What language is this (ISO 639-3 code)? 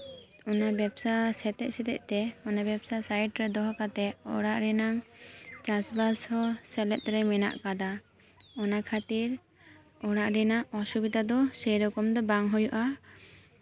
sat